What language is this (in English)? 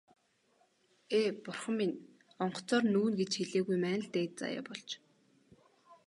Mongolian